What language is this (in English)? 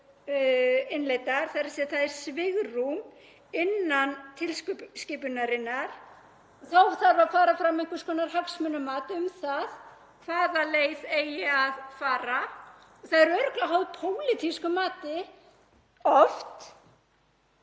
Icelandic